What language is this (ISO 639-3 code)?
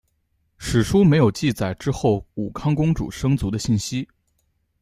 zho